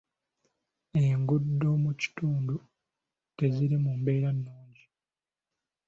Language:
Ganda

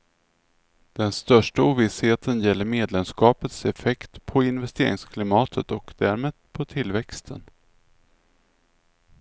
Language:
Swedish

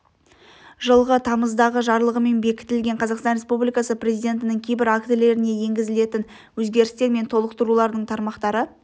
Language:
Kazakh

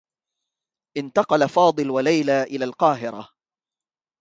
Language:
Arabic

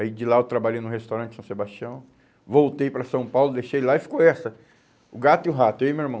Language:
Portuguese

